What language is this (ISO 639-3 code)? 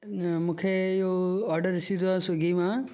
snd